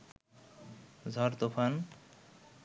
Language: Bangla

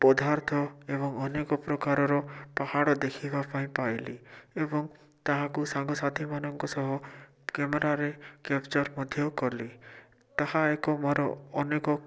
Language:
Odia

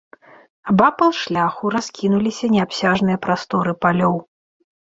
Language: Belarusian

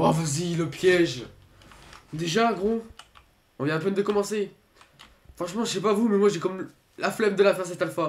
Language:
French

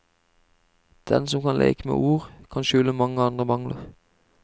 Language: Norwegian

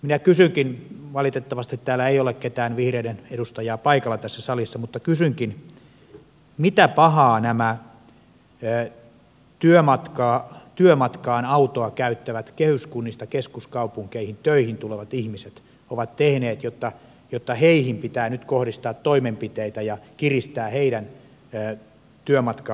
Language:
Finnish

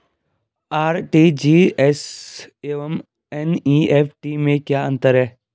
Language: Hindi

